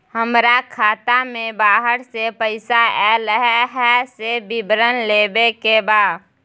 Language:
Maithili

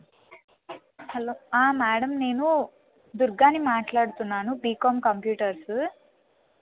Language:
Telugu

